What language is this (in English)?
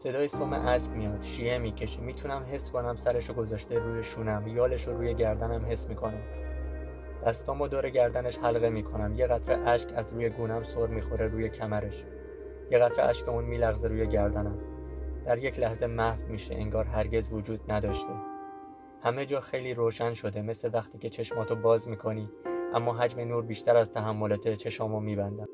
Persian